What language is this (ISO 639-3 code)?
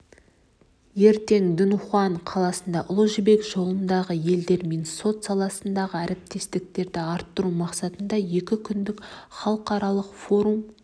kaz